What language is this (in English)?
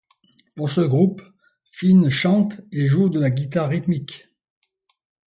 French